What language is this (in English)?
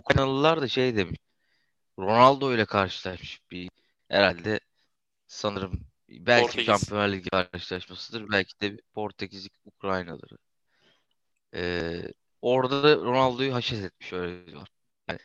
Turkish